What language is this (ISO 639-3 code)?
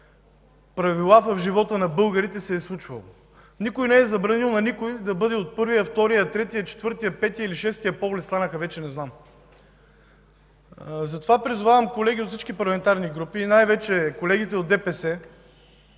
bul